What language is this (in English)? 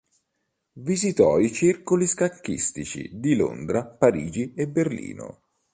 Italian